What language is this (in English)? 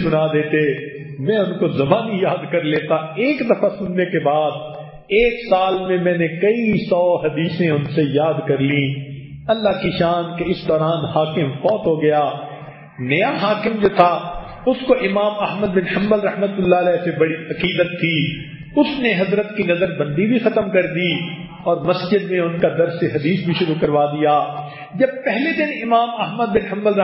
Hindi